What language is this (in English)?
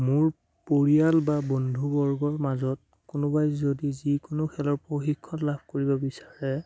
Assamese